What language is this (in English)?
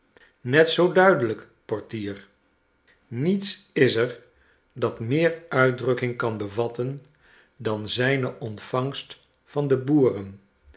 Dutch